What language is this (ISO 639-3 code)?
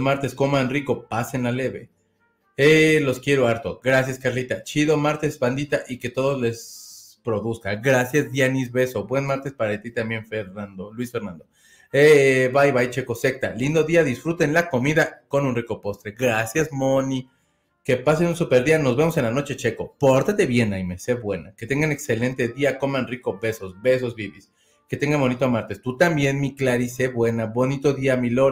spa